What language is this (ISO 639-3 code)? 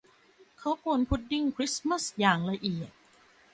tha